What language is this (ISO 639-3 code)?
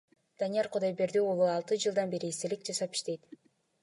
kir